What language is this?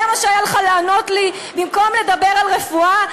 Hebrew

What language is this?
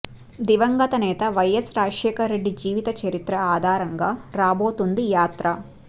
Telugu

